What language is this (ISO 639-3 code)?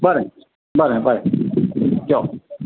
kok